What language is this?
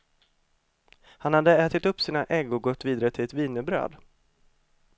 Swedish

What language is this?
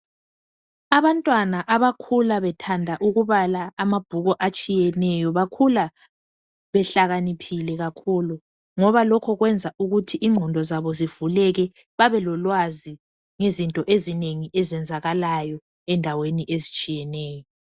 North Ndebele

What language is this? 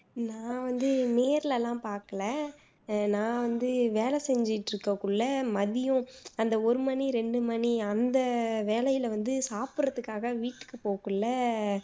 Tamil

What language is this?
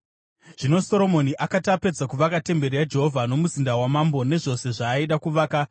Shona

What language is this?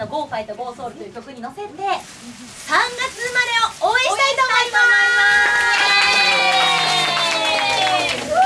Japanese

